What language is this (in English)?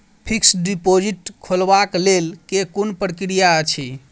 Maithili